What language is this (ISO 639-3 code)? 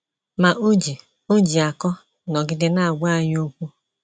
ibo